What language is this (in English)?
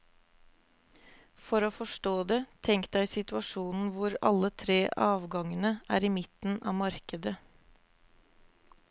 Norwegian